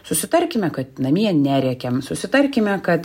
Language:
Lithuanian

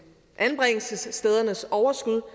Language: Danish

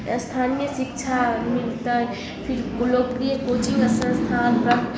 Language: Maithili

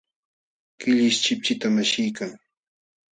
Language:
Jauja Wanca Quechua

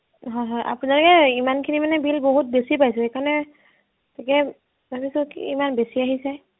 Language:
Assamese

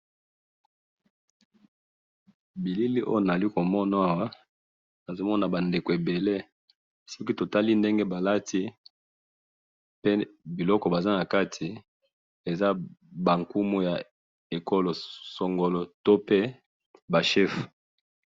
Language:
Lingala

